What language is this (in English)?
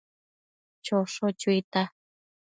Matsés